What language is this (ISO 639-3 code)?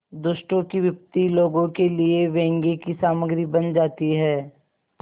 hin